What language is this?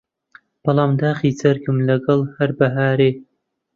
Central Kurdish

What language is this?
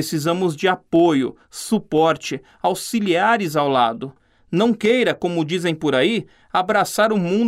Portuguese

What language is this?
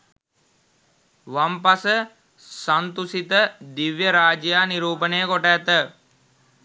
Sinhala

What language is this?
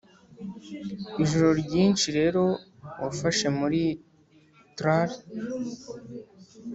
Kinyarwanda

